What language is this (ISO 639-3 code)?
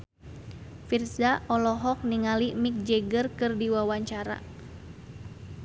sun